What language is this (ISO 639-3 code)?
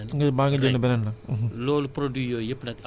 wol